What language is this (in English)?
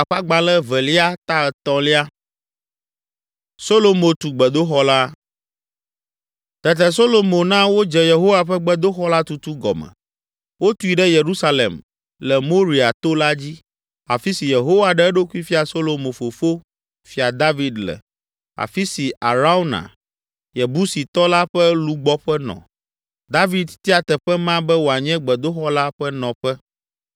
Ewe